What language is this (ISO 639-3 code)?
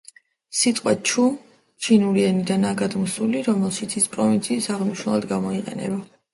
kat